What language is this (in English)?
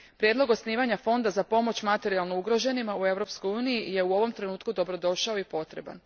Croatian